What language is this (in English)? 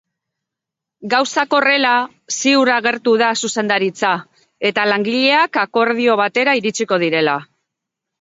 Basque